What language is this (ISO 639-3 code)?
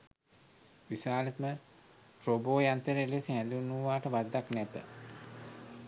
sin